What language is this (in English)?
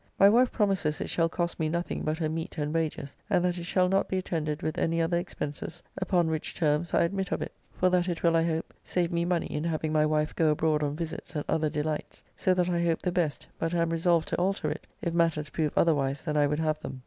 English